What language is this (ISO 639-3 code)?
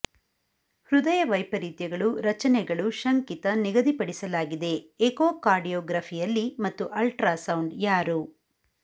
kan